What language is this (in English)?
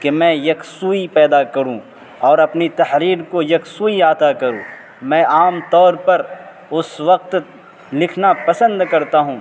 Urdu